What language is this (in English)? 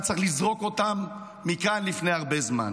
Hebrew